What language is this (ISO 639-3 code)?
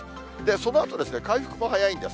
jpn